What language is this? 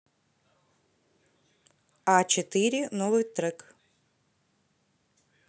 Russian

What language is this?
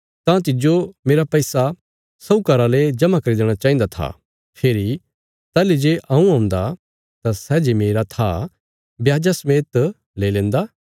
Bilaspuri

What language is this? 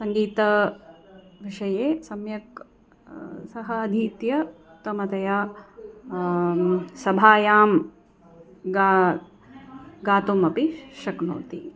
Sanskrit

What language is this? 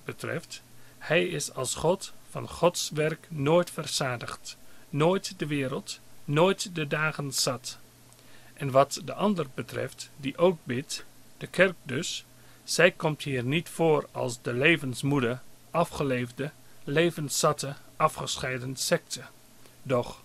Dutch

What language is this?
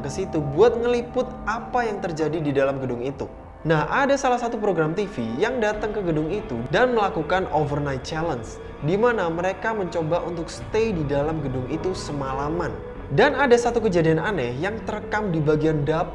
Indonesian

